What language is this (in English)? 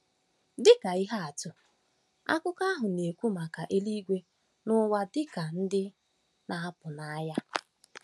Igbo